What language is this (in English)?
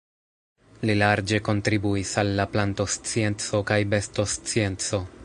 Esperanto